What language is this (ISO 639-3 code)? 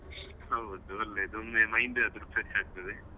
kan